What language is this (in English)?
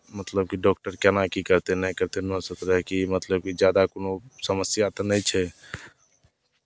Maithili